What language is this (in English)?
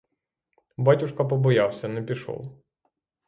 Ukrainian